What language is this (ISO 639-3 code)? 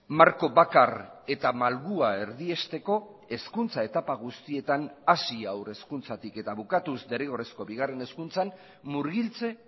eus